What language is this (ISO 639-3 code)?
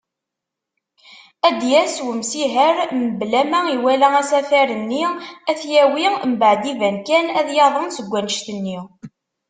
kab